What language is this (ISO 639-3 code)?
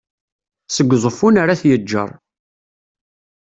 kab